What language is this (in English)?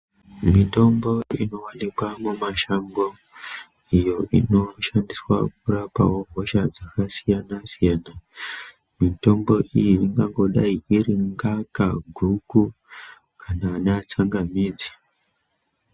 Ndau